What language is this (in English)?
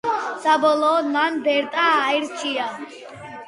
Georgian